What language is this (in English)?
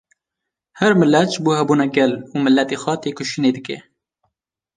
Kurdish